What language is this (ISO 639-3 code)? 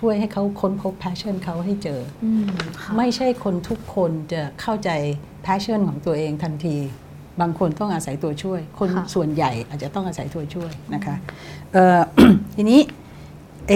tha